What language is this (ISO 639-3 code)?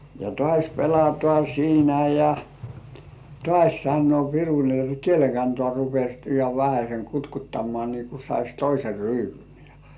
fin